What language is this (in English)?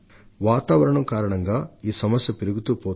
Telugu